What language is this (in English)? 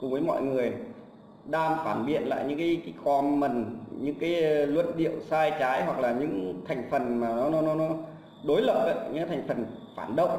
Vietnamese